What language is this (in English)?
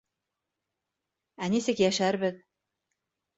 Bashkir